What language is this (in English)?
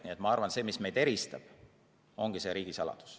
Estonian